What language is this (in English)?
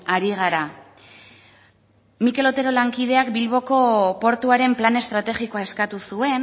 Basque